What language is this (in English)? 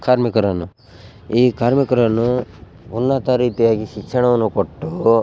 Kannada